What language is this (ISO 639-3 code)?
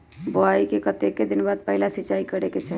mag